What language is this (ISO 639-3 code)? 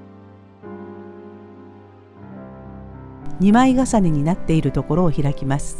jpn